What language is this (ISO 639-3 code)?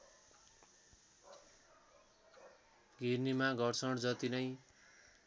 nep